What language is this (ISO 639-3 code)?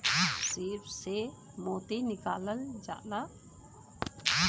bho